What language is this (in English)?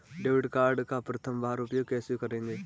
Hindi